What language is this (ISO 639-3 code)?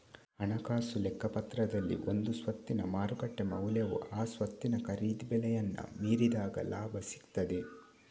kan